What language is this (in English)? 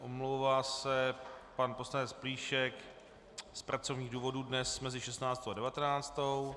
Czech